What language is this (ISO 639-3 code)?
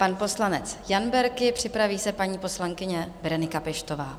ces